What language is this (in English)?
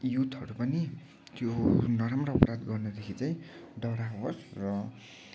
Nepali